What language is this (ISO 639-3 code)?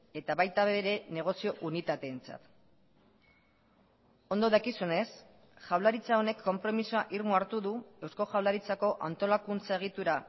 eus